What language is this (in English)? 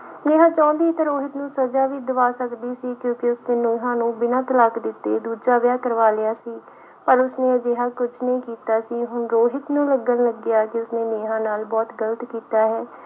Punjabi